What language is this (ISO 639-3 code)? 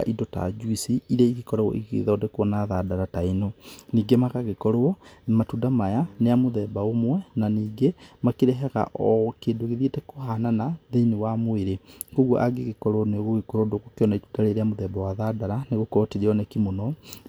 kik